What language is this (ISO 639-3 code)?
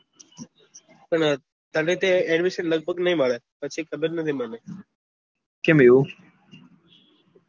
guj